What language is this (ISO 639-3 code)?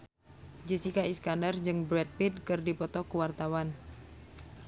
sun